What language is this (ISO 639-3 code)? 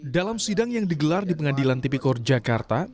ind